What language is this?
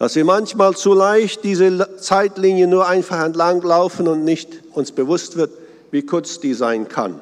German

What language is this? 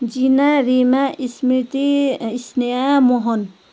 Nepali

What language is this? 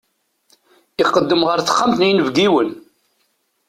Kabyle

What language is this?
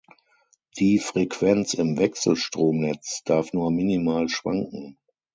German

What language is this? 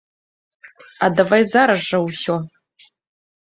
Belarusian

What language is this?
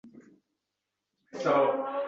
Uzbek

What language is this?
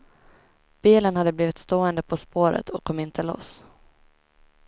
Swedish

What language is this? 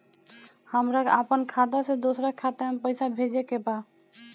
Bhojpuri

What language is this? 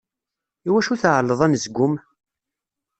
Kabyle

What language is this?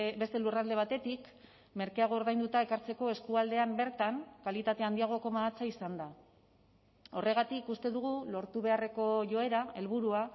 Basque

